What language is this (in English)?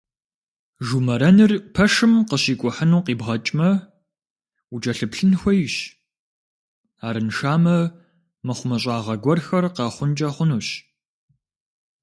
Kabardian